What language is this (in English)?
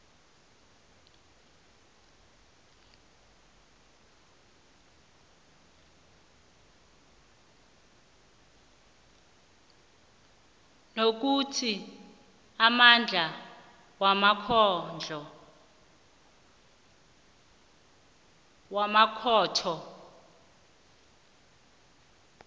South Ndebele